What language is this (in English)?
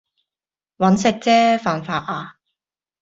Cantonese